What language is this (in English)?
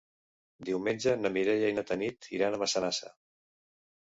Catalan